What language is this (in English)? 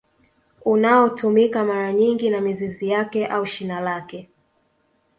Swahili